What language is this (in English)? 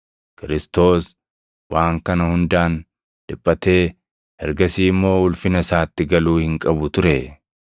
Oromo